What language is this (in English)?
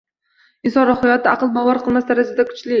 Uzbek